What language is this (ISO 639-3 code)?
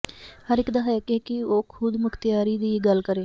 pan